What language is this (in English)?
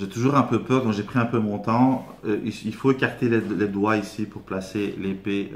French